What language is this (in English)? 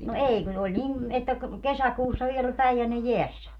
Finnish